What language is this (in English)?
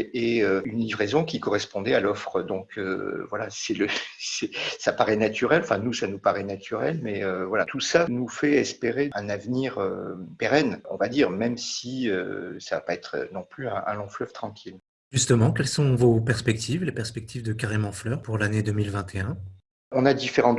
French